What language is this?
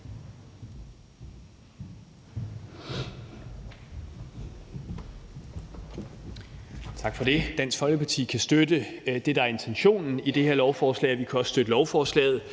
Danish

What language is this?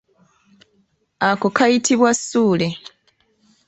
Ganda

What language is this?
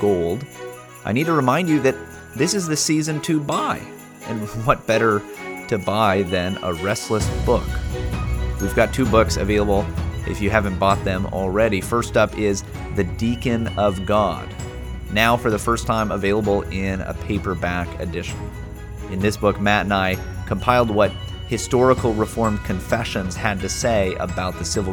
English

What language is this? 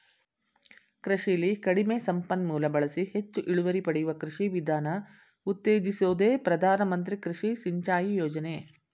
Kannada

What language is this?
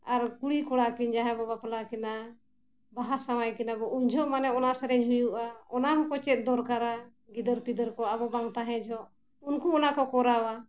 Santali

